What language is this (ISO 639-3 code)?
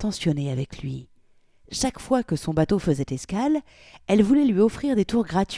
fra